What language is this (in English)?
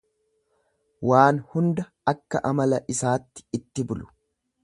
Oromo